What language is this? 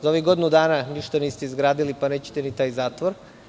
Serbian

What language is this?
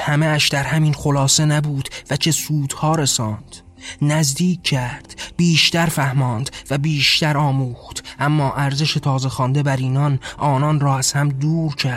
Persian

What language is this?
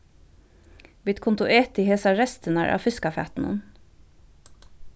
Faroese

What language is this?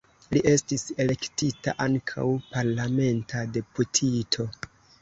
Esperanto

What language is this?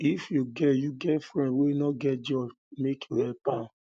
Nigerian Pidgin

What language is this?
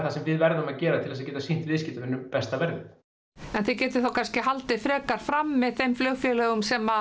Icelandic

